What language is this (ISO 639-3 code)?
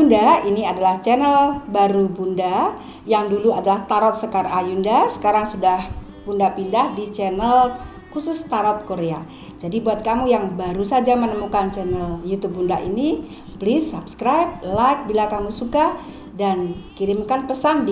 ind